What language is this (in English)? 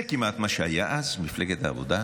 Hebrew